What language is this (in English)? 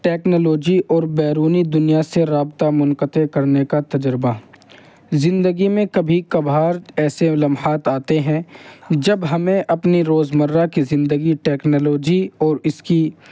Urdu